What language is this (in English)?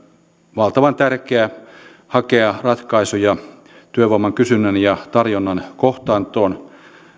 Finnish